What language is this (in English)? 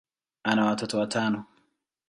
Swahili